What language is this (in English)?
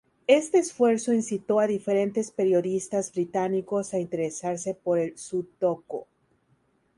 Spanish